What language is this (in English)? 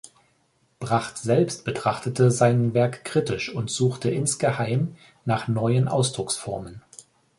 German